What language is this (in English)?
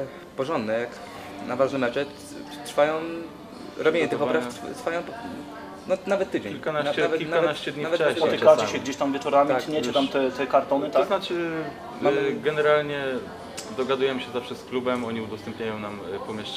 Polish